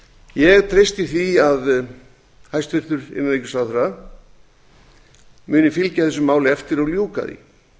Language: Icelandic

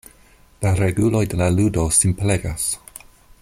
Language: Esperanto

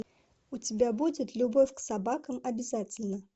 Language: Russian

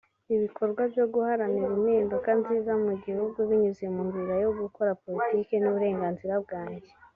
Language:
Kinyarwanda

